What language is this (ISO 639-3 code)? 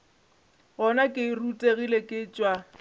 nso